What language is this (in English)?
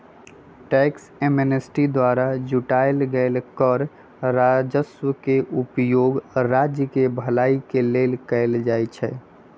Magahi